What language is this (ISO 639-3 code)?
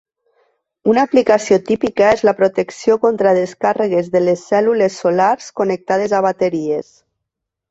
cat